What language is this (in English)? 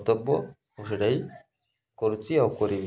Odia